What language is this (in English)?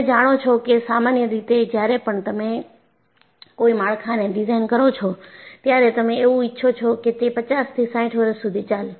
Gujarati